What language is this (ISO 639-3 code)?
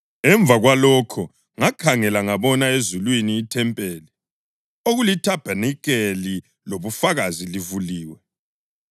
nde